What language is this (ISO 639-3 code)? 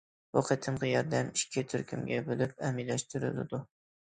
uig